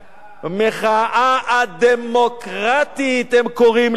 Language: Hebrew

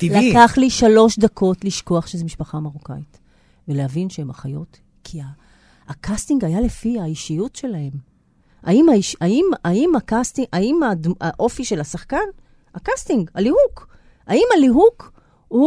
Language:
Hebrew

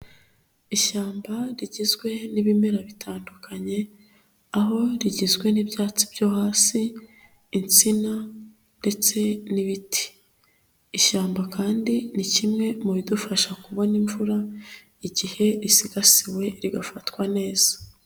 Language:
Kinyarwanda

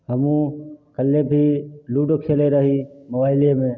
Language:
Maithili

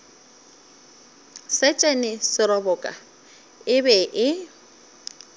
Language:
Northern Sotho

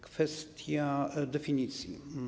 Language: Polish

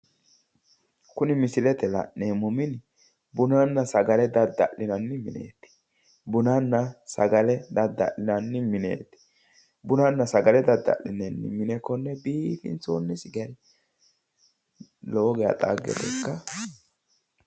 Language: Sidamo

